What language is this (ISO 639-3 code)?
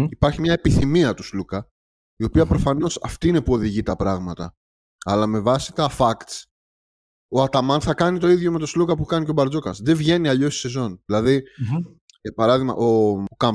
ell